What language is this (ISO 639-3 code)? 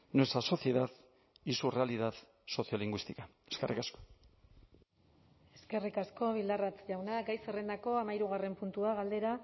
eus